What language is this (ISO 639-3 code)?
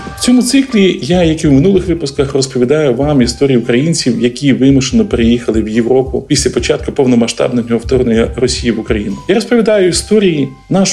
ukr